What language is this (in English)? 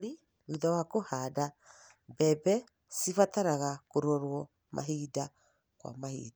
Kikuyu